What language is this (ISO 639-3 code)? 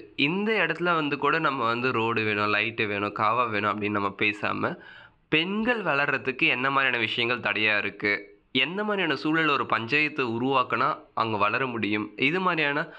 tam